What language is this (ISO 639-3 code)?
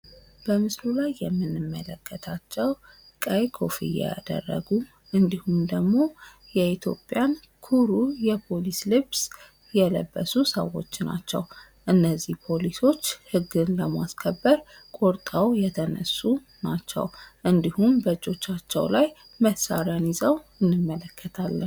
amh